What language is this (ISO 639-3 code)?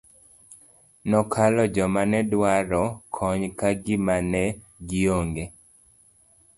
luo